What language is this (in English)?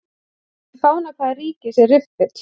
Icelandic